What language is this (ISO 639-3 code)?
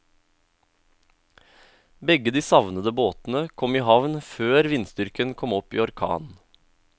nor